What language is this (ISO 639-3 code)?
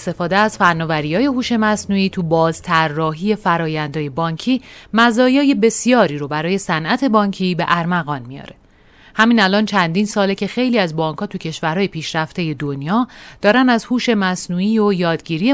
fas